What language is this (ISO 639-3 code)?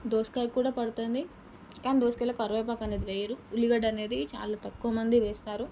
tel